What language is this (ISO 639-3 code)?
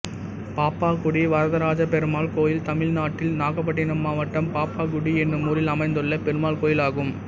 tam